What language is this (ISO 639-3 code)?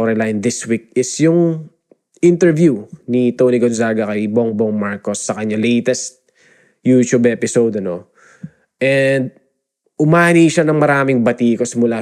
fil